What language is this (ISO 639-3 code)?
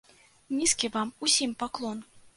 bel